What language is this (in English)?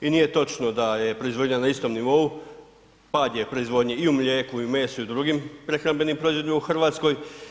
Croatian